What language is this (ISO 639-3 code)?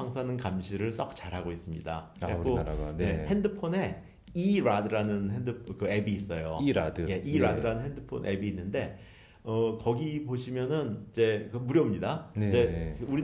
kor